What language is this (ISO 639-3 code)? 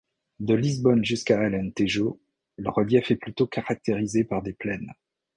fra